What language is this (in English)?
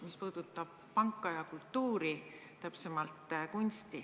Estonian